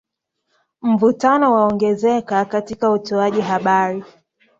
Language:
Swahili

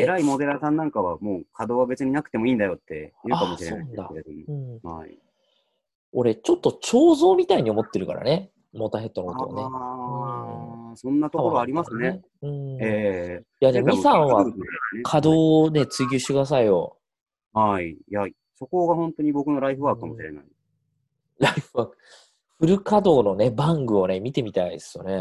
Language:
Japanese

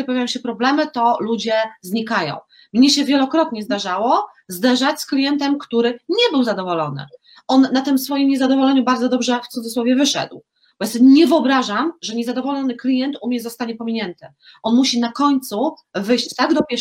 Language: Polish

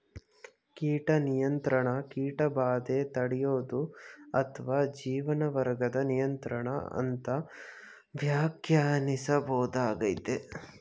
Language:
Kannada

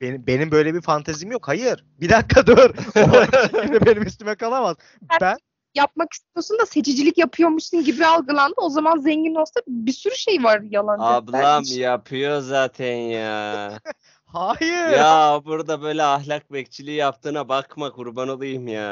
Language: Turkish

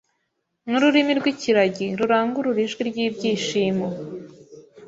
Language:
Kinyarwanda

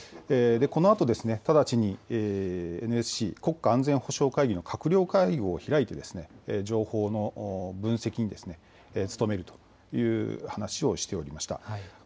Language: Japanese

